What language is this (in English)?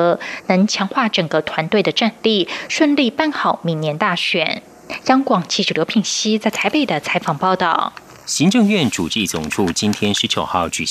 Chinese